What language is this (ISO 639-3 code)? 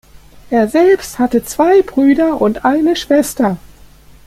deu